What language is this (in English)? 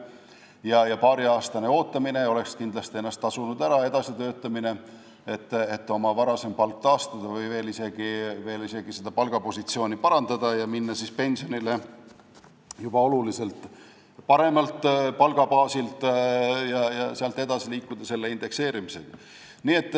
Estonian